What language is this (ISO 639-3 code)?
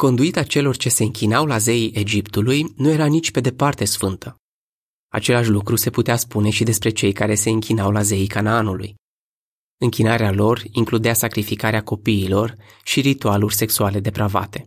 ron